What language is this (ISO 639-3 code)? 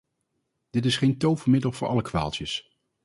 nld